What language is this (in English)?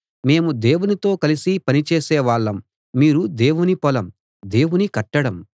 Telugu